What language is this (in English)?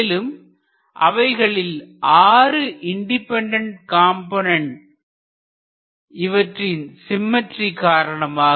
Tamil